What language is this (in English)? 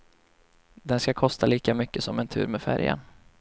Swedish